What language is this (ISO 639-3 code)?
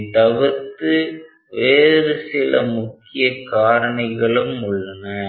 tam